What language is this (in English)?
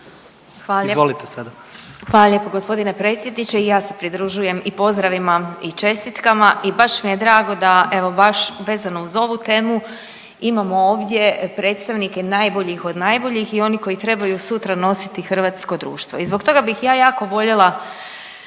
Croatian